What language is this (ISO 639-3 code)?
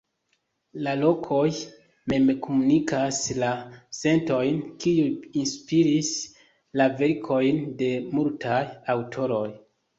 epo